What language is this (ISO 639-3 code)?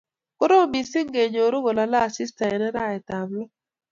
kln